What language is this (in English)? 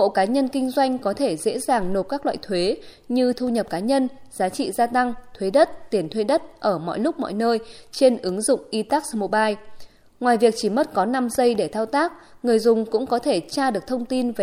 Vietnamese